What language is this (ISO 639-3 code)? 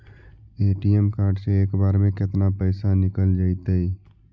mag